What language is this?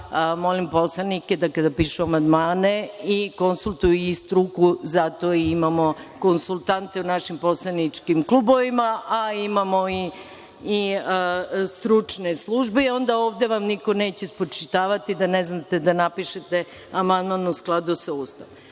Serbian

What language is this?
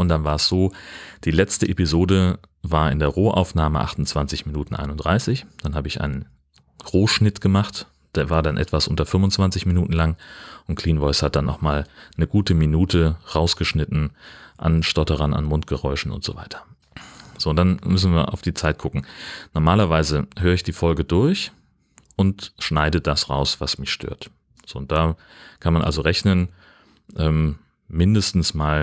German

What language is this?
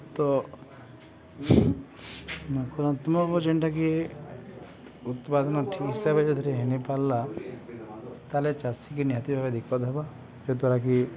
Odia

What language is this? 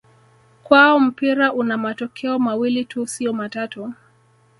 Swahili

